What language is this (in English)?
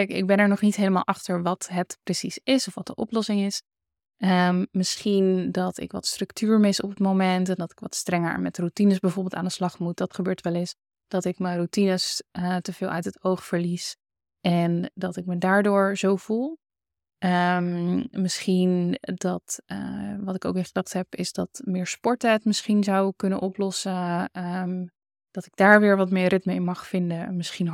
Dutch